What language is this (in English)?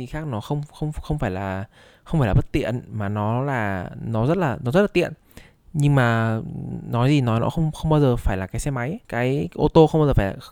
Vietnamese